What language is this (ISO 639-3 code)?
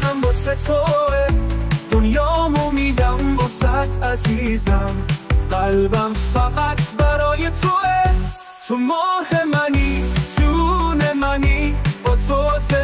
fas